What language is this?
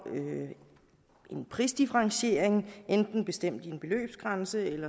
Danish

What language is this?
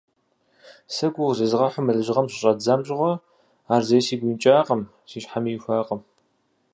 Kabardian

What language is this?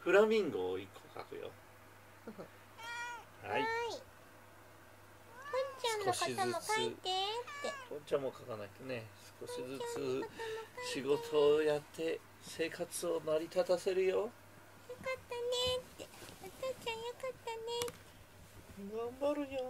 Japanese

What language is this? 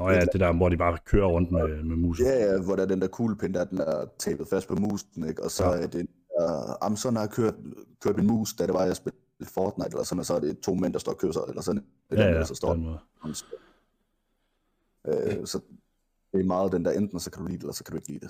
Danish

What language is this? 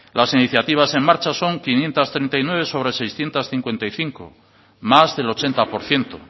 Spanish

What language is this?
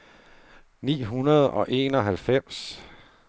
Danish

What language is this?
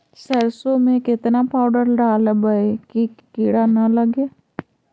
Magahi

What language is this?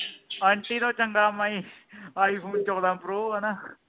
Punjabi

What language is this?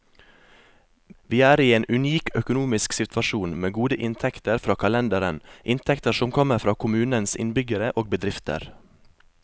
Norwegian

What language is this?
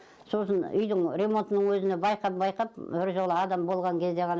Kazakh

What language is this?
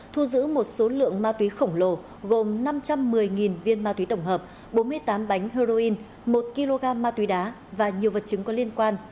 Vietnamese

